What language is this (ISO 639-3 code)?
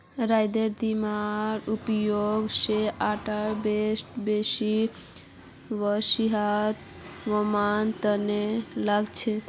mag